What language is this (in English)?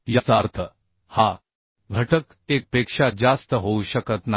Marathi